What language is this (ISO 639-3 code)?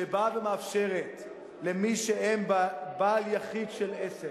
heb